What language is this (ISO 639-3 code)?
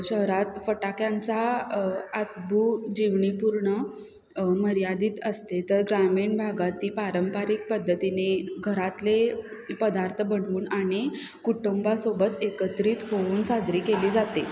mar